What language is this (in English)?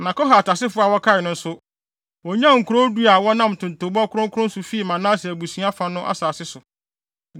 Akan